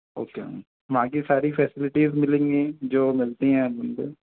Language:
Hindi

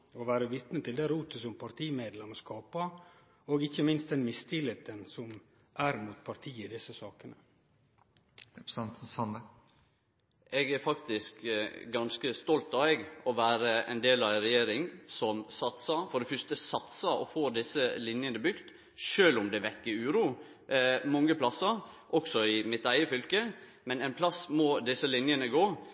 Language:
Norwegian Nynorsk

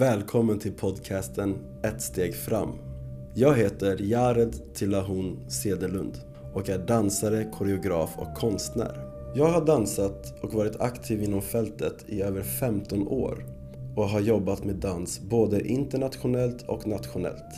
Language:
Swedish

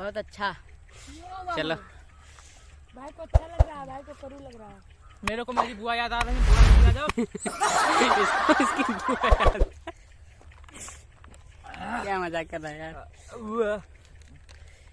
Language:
Hindi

